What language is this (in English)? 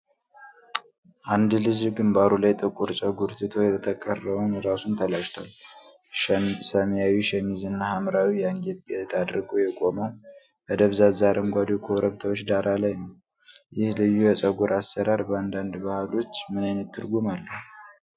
Amharic